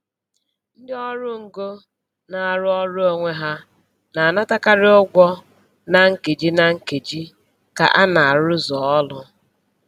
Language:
Igbo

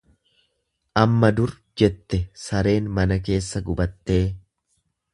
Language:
Oromo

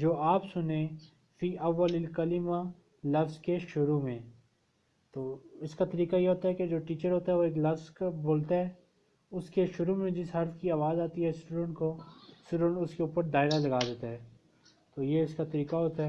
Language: Urdu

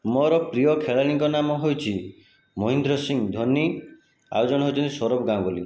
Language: Odia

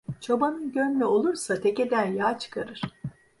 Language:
Turkish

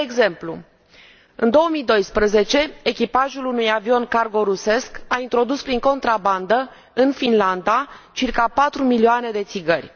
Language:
Romanian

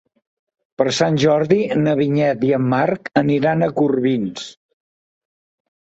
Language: Catalan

